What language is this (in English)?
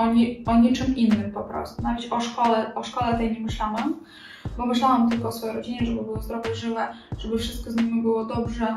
Polish